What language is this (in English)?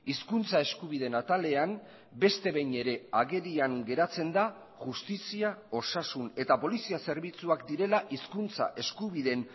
Basque